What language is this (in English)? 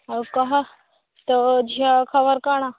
Odia